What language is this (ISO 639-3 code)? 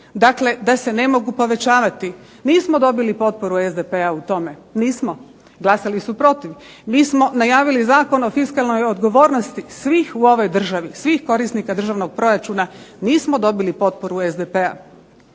hrv